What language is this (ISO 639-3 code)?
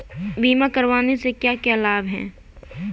hin